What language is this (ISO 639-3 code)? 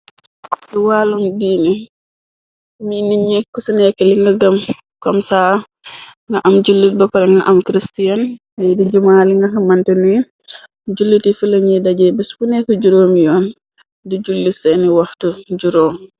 wol